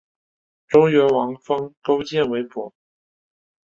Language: Chinese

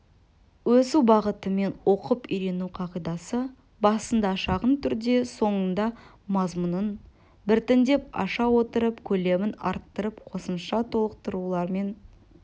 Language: Kazakh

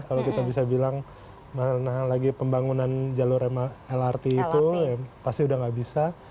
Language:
Indonesian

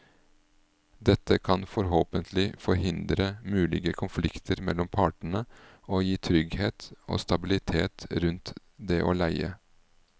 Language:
Norwegian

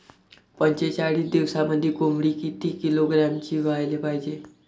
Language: Marathi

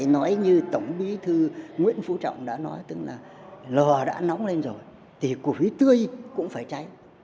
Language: Vietnamese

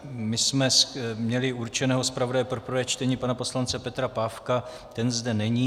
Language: Czech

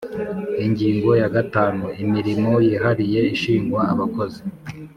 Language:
Kinyarwanda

